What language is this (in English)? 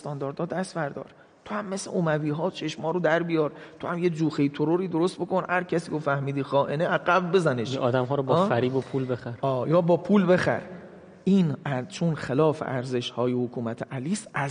Persian